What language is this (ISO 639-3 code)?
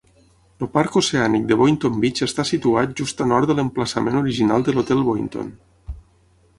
cat